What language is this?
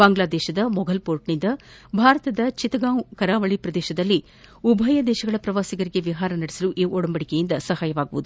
Kannada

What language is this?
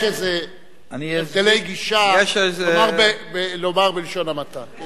Hebrew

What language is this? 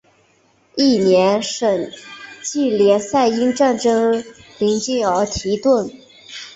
Chinese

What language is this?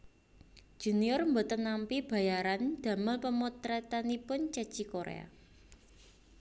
Javanese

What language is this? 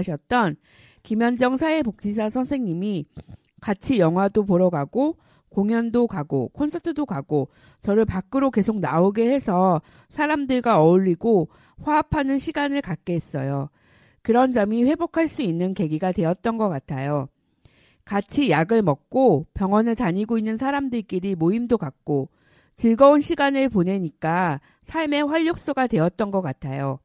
Korean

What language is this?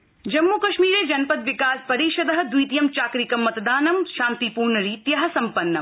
Sanskrit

